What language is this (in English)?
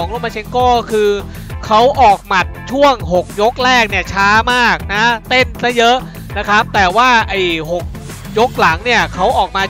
Thai